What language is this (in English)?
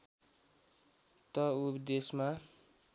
Nepali